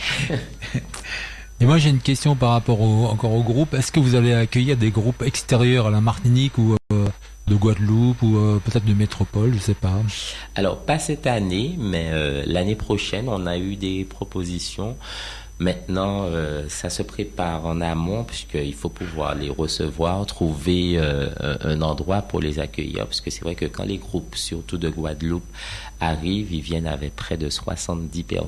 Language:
French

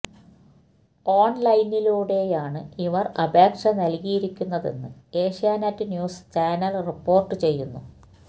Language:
Malayalam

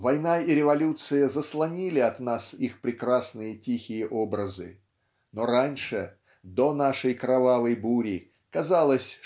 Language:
Russian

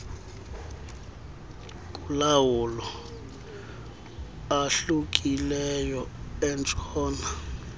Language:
Xhosa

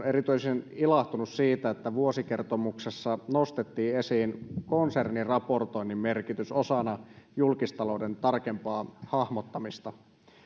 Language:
Finnish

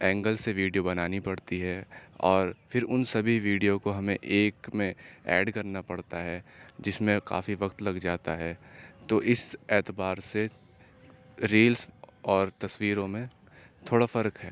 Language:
Urdu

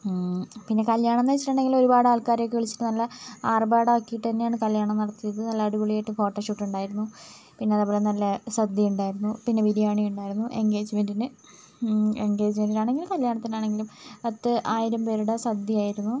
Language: Malayalam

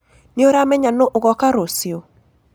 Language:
Kikuyu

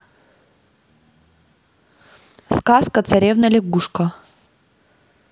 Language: Russian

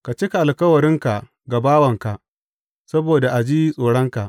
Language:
Hausa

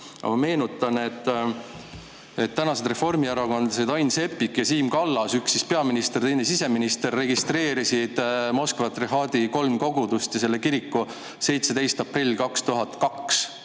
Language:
Estonian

